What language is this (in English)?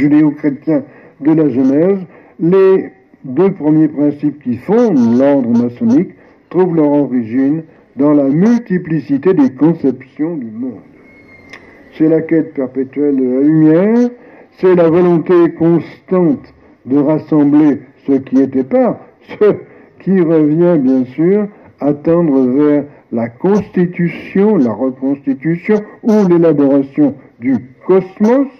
French